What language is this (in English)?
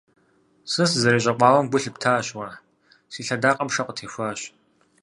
Kabardian